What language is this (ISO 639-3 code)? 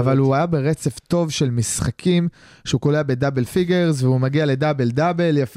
heb